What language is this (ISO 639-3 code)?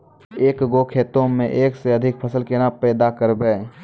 mai